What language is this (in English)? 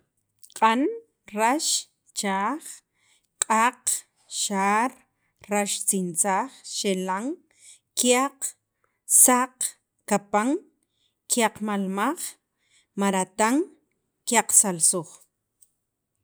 Sacapulteco